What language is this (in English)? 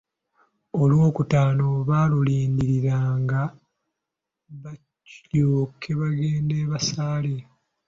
Ganda